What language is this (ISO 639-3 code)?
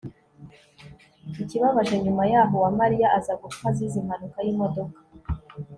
kin